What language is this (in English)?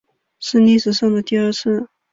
Chinese